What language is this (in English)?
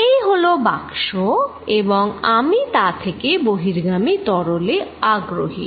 Bangla